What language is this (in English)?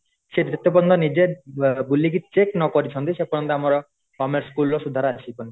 Odia